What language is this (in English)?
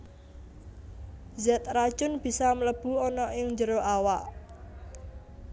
Javanese